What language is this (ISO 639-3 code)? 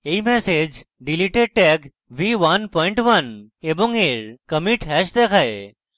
ben